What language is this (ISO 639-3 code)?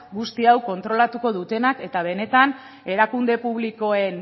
eus